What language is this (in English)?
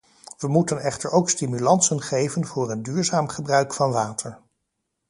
Dutch